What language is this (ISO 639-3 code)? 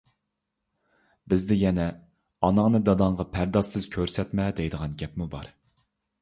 uig